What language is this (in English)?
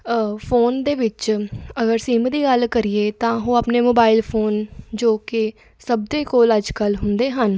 Punjabi